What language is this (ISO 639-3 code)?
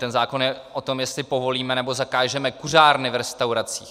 ces